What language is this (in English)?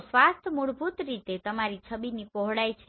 Gujarati